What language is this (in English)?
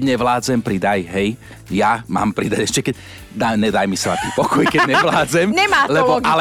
Slovak